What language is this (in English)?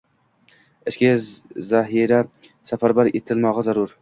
Uzbek